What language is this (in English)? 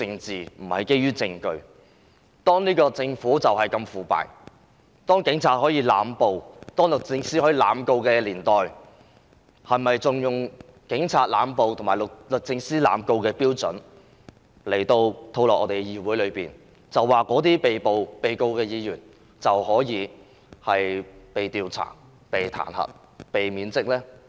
Cantonese